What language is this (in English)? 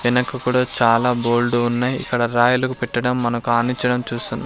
Telugu